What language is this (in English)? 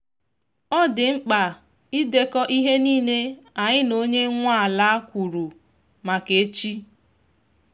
Igbo